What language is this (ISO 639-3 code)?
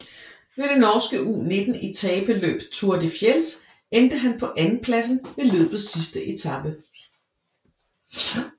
dan